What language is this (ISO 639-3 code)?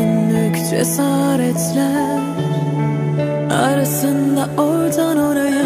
tur